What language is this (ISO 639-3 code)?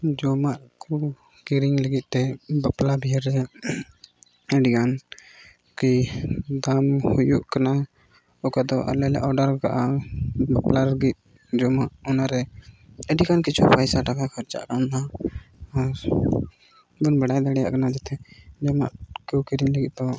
sat